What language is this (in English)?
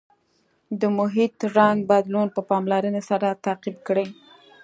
Pashto